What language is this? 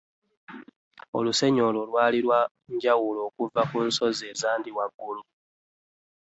Ganda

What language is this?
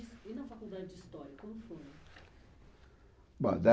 Portuguese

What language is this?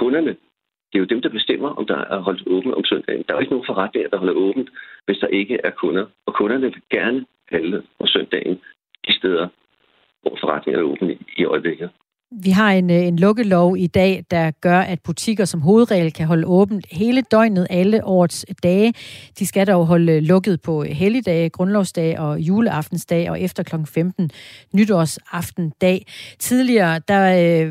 Danish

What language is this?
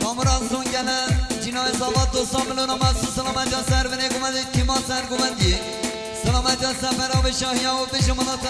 Arabic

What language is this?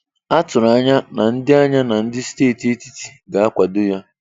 Igbo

